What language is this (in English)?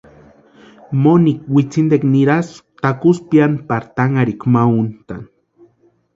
Western Highland Purepecha